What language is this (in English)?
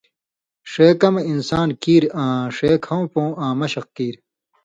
Indus Kohistani